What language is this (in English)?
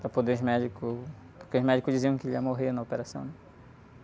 Portuguese